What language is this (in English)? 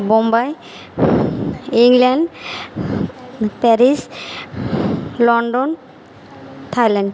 Bangla